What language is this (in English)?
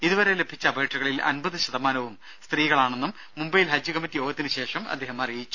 Malayalam